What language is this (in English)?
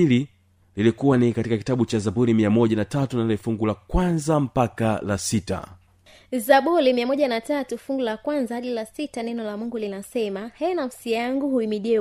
Swahili